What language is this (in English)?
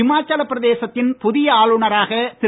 Tamil